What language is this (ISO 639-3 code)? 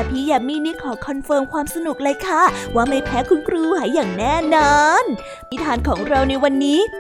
tha